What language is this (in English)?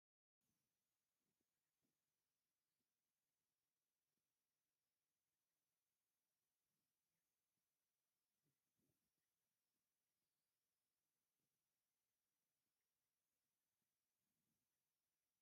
Tigrinya